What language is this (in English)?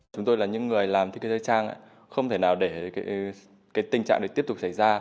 Vietnamese